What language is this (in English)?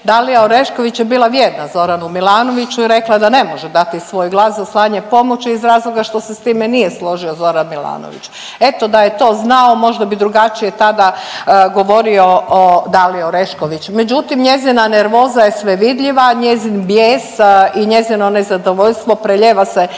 Croatian